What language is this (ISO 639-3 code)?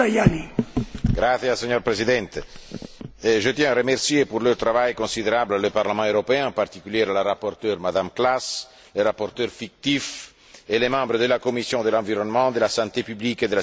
fra